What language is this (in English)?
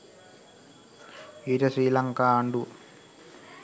Sinhala